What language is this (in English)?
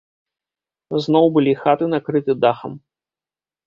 Belarusian